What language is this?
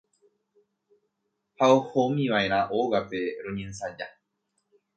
Guarani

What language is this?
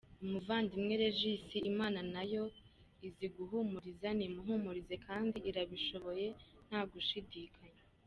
Kinyarwanda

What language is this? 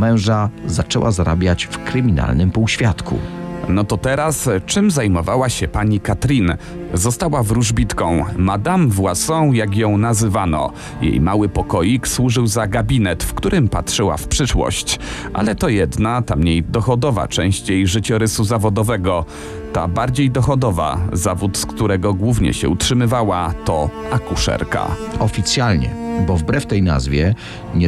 Polish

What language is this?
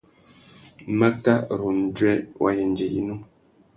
Tuki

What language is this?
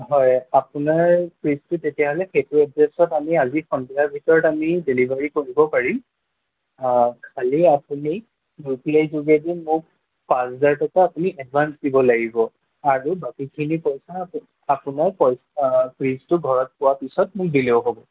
Assamese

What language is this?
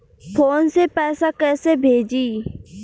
Bhojpuri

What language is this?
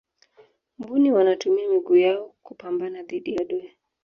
Swahili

